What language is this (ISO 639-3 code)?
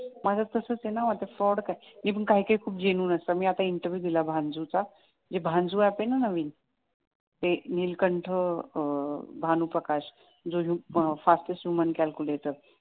mar